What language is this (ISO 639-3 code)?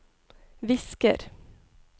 nor